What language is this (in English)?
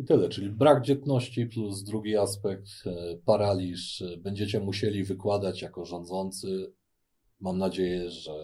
Polish